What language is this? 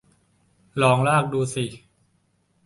Thai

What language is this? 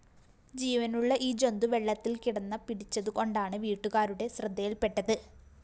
Malayalam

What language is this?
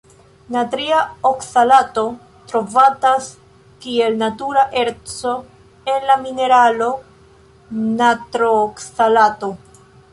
Esperanto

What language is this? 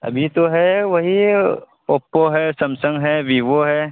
Urdu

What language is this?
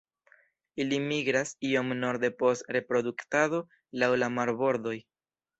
Esperanto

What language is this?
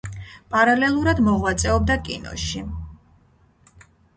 Georgian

